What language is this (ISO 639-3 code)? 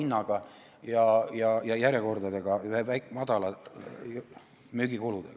est